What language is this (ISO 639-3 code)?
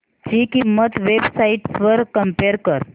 mar